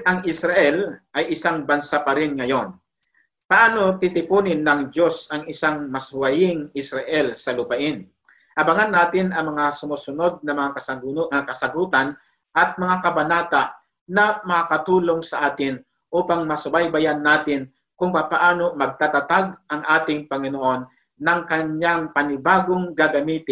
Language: Filipino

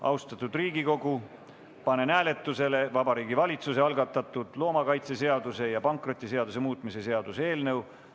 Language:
Estonian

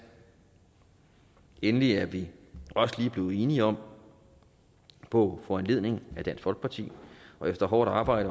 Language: Danish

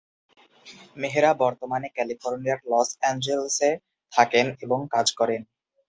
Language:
Bangla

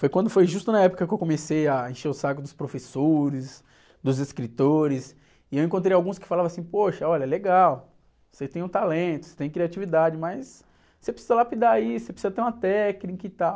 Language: Portuguese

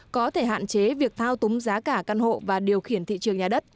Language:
Vietnamese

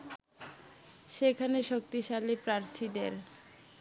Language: Bangla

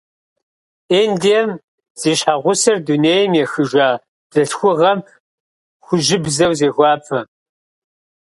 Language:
Kabardian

